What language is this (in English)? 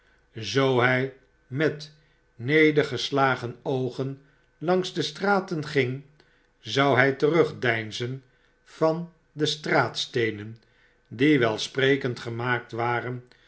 Dutch